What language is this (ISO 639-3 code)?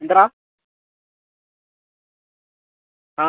mal